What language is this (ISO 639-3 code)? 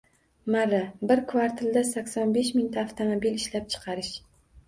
uzb